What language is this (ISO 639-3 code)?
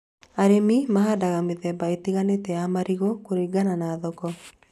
kik